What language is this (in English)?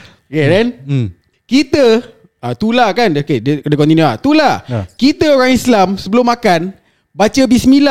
Malay